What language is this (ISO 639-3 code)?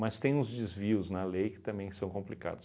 por